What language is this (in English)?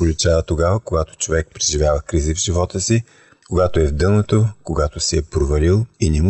Bulgarian